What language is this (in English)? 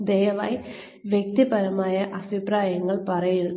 Malayalam